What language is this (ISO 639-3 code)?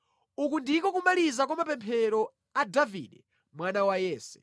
nya